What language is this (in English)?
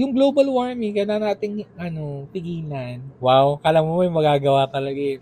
Filipino